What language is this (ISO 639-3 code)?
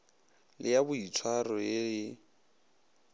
nso